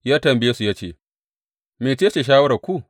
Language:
Hausa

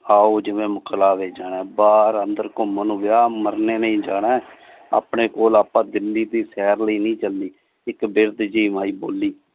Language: Punjabi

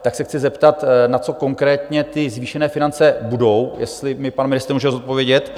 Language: Czech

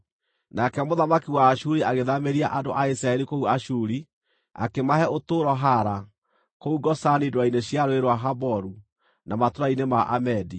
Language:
Kikuyu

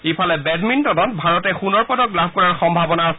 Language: Assamese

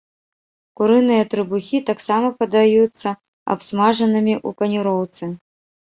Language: Belarusian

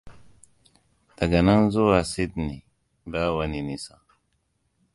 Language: Hausa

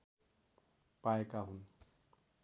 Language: Nepali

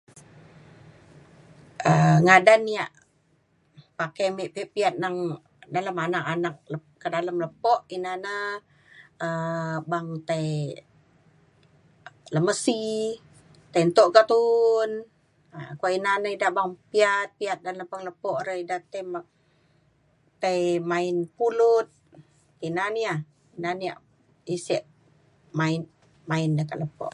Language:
Mainstream Kenyah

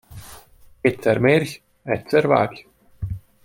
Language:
Hungarian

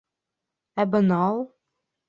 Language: Bashkir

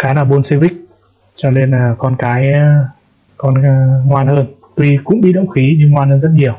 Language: Vietnamese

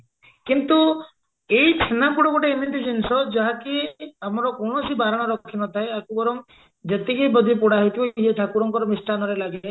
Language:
Odia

